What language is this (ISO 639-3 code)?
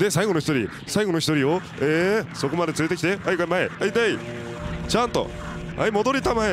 jpn